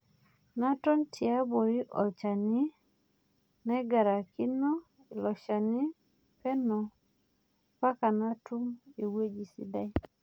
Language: Masai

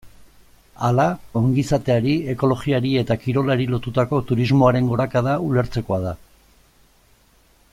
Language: Basque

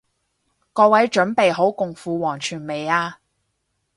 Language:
Cantonese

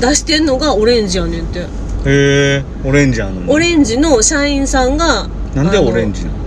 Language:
Japanese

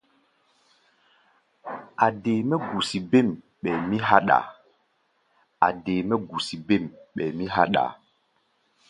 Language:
Gbaya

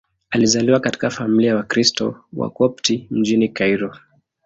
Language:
Swahili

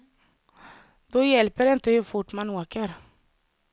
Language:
Swedish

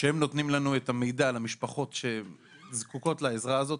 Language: Hebrew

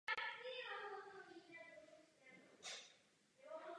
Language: Czech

